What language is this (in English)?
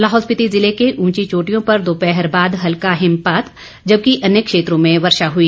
Hindi